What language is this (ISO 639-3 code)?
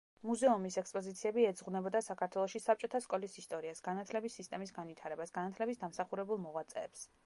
kat